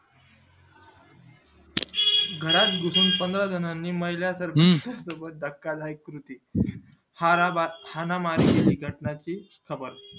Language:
Marathi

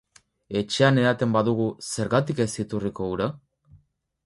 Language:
Basque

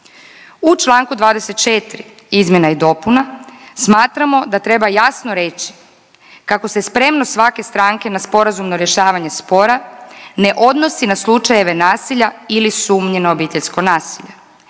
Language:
Croatian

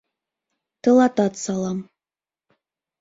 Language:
Mari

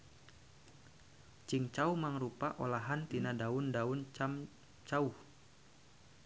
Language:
Sundanese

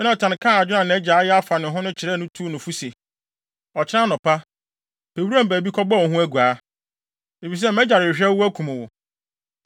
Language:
Akan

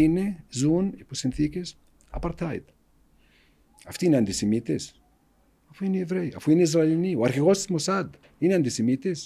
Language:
Greek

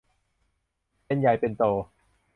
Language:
Thai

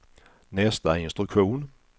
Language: Swedish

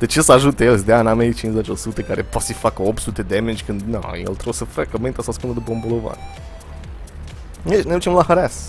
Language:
Romanian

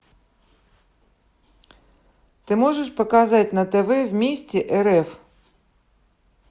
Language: Russian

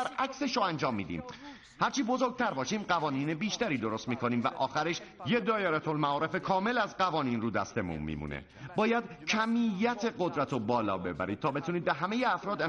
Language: Persian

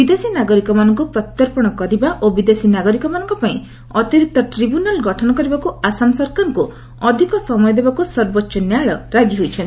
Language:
Odia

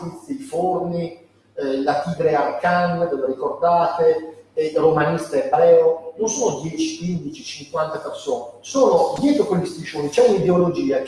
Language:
Italian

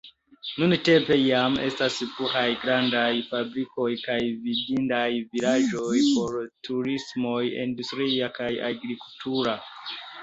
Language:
Esperanto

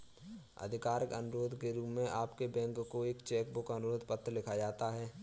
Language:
Hindi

